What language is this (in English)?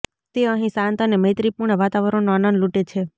Gujarati